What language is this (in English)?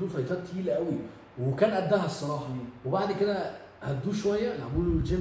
Arabic